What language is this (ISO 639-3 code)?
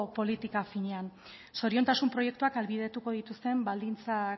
eus